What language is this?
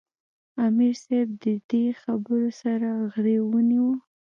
Pashto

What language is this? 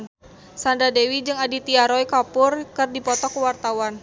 Sundanese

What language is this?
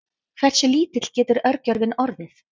Icelandic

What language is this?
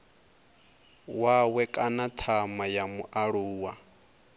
Venda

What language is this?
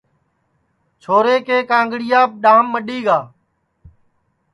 Sansi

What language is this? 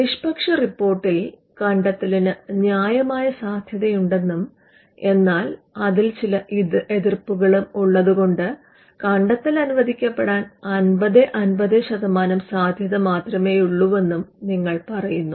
Malayalam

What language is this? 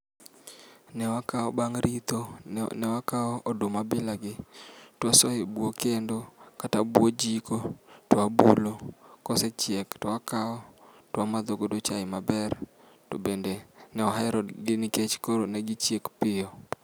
Luo (Kenya and Tanzania)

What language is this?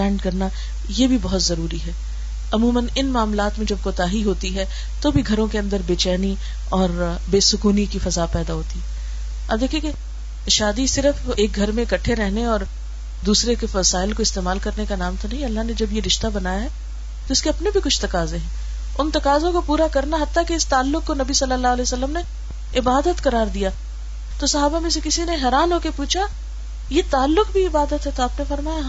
Urdu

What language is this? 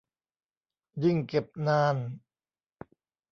Thai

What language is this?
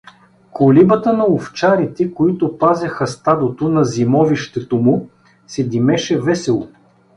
Bulgarian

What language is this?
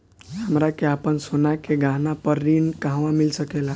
Bhojpuri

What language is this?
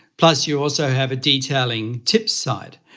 English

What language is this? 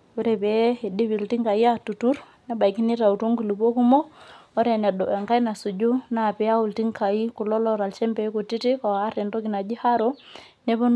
Masai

